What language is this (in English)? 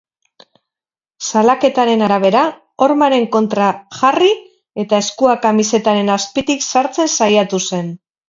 Basque